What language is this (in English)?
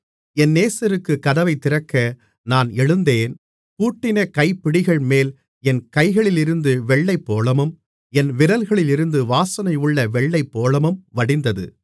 Tamil